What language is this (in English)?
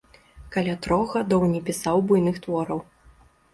Belarusian